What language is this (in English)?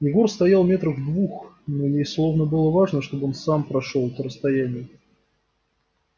Russian